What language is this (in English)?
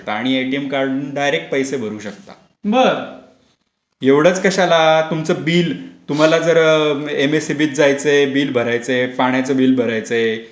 Marathi